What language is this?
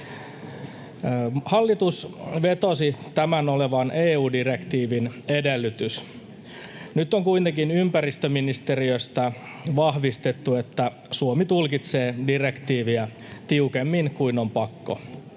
Finnish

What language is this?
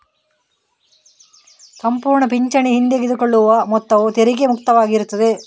Kannada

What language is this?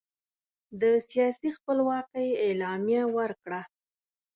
Pashto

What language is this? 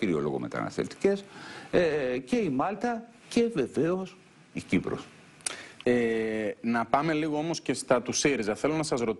Greek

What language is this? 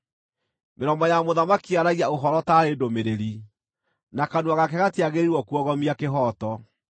Kikuyu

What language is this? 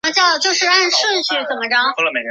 Chinese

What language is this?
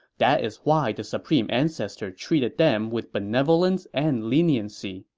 English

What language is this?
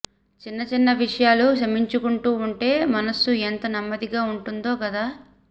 Telugu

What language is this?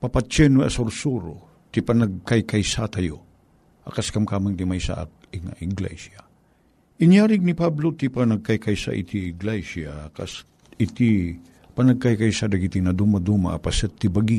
Filipino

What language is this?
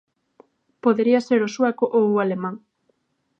Galician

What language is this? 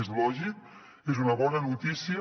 Catalan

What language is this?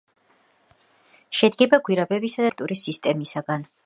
Georgian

